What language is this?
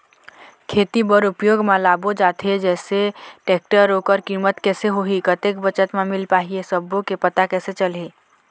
Chhattisgarhi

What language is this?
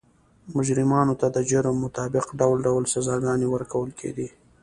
Pashto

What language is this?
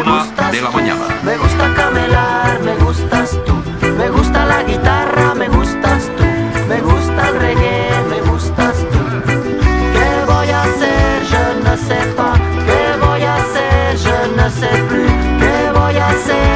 Spanish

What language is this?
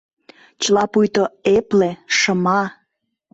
Mari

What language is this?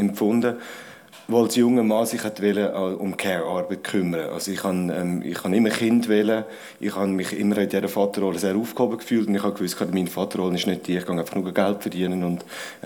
German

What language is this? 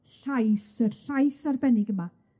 Welsh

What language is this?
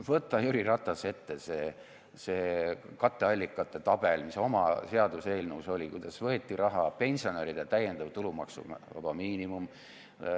Estonian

